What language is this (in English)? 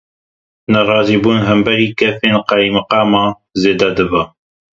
Kurdish